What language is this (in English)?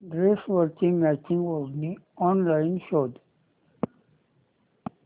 Marathi